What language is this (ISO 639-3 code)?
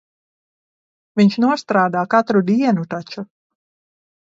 lav